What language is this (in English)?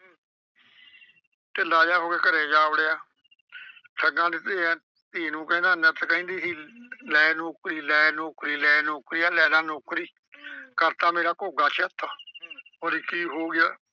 Punjabi